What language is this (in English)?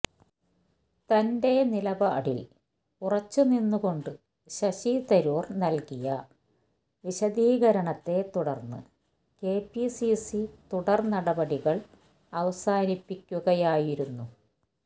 Malayalam